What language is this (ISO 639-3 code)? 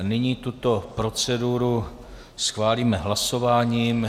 ces